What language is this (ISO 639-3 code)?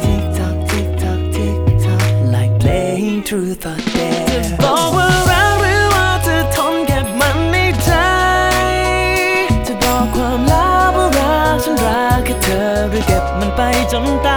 tha